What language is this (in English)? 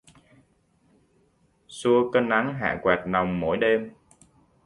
Vietnamese